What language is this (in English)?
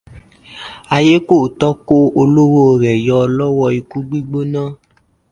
Yoruba